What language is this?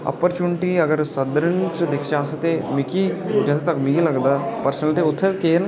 Dogri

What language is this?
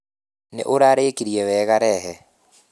Kikuyu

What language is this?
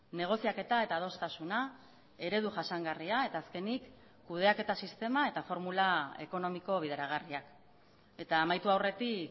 Basque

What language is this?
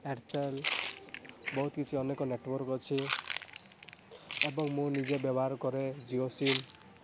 Odia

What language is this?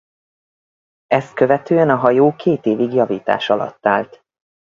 Hungarian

